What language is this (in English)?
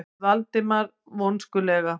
Icelandic